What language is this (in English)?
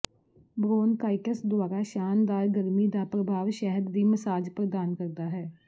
Punjabi